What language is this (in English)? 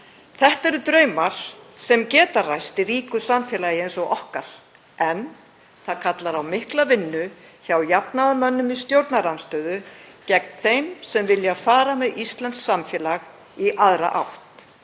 Icelandic